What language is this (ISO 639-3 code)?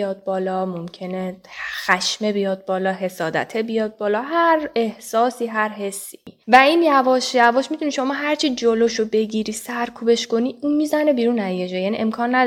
fas